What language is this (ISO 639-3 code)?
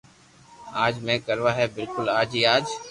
lrk